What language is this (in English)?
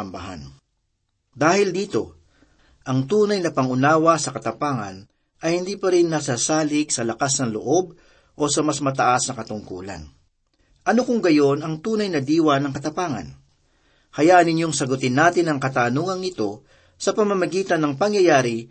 Filipino